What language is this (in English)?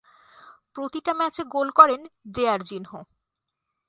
Bangla